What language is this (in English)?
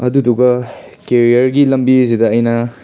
Manipuri